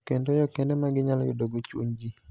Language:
Luo (Kenya and Tanzania)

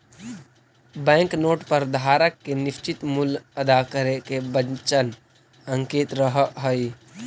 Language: Magahi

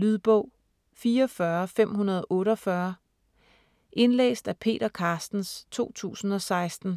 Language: Danish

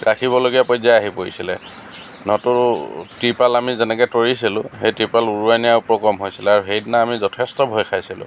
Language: Assamese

